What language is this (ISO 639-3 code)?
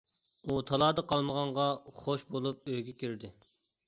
uig